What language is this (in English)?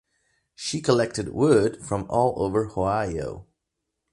English